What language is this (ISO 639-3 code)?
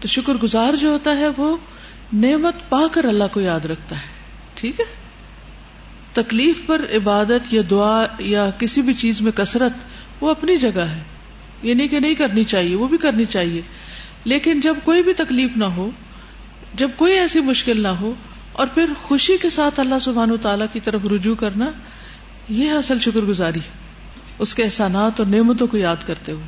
urd